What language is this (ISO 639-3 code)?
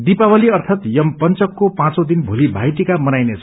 nep